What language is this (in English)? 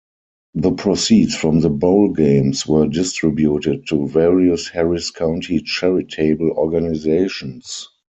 English